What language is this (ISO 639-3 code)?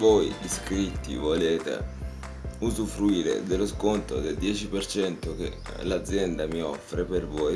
ita